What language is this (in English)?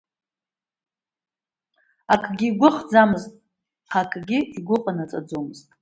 Abkhazian